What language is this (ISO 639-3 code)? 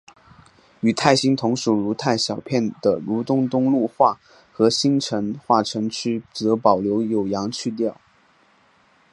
zho